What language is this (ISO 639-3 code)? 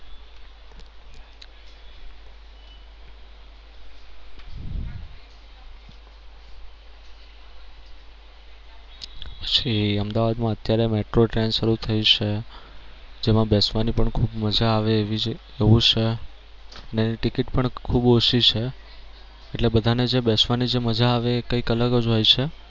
guj